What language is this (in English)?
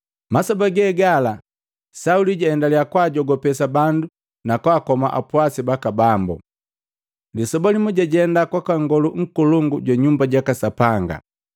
Matengo